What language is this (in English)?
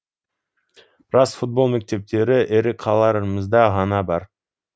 Kazakh